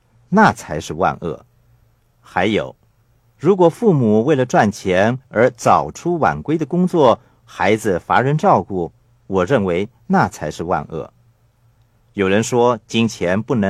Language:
Chinese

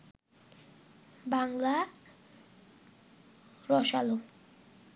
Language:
Bangla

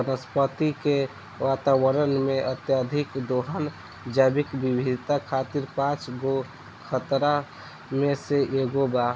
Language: Bhojpuri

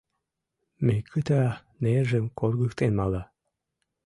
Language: Mari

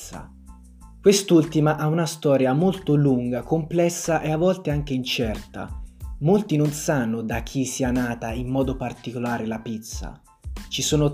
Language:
Italian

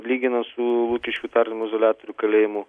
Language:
Lithuanian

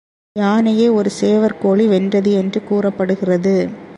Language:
Tamil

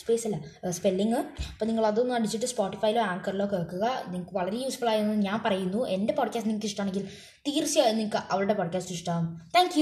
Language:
Malayalam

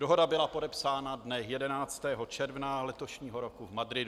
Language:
Czech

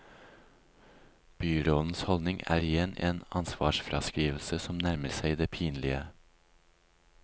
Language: Norwegian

